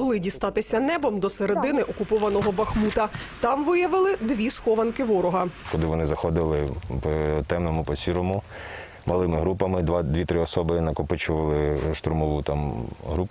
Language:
Ukrainian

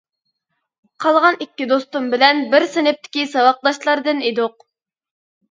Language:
Uyghur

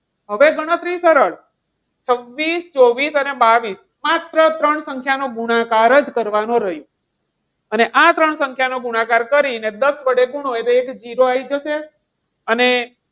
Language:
Gujarati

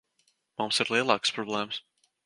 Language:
Latvian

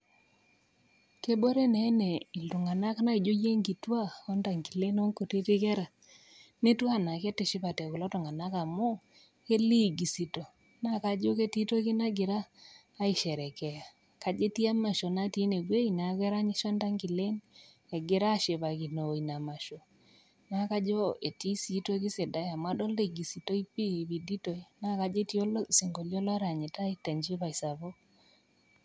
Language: Masai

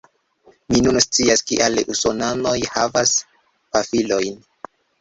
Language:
Esperanto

